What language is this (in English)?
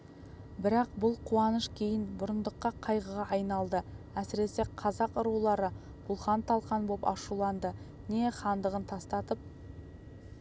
Kazakh